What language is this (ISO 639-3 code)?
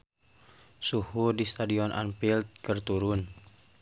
sun